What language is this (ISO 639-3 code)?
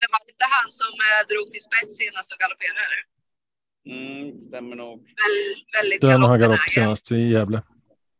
swe